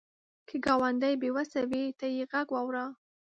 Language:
Pashto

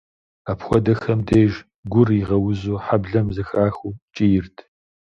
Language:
Kabardian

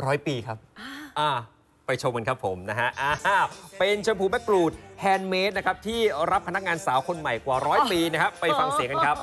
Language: Thai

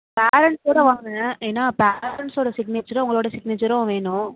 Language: Tamil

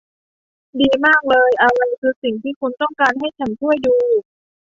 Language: Thai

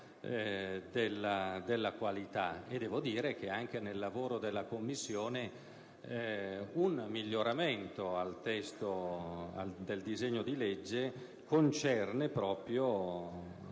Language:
Italian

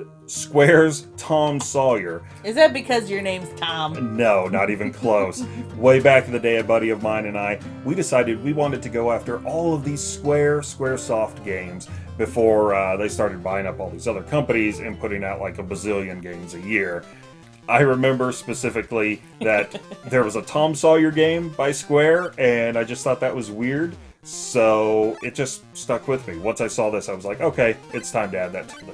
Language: English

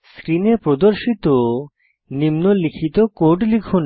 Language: Bangla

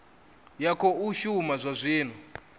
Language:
Venda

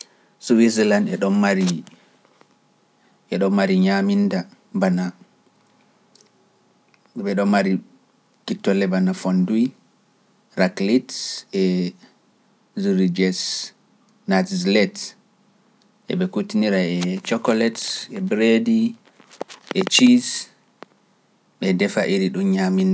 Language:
Pular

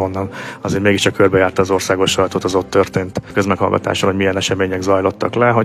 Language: Hungarian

